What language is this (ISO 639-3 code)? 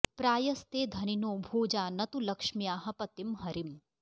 san